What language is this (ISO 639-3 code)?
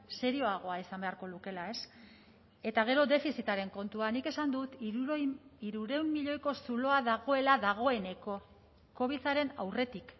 eus